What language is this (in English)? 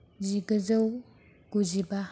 Bodo